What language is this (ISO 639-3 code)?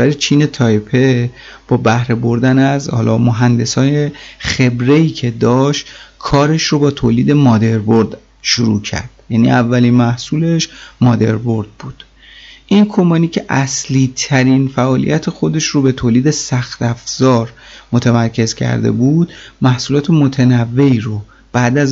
fas